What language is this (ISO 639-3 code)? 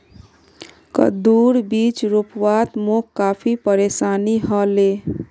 mag